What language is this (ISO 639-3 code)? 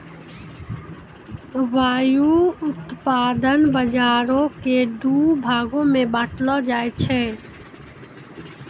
mai